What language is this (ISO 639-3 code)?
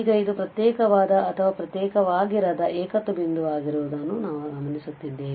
kan